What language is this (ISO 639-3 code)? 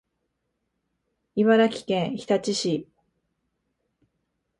jpn